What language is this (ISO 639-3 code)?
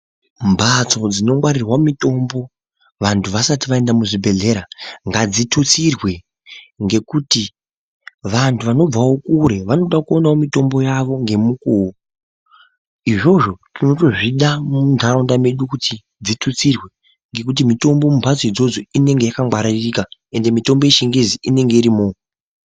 ndc